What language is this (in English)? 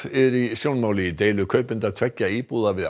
Icelandic